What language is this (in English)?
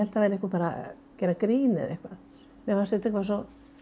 Icelandic